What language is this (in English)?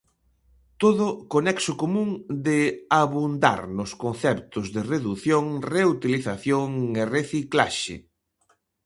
Galician